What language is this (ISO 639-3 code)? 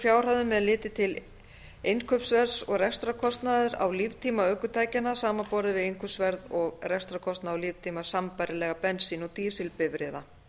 isl